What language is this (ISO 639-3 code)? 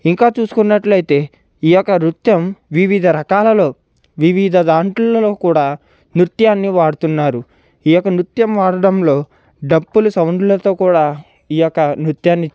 tel